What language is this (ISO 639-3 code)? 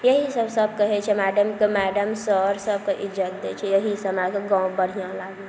mai